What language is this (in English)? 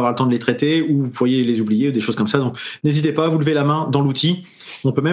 French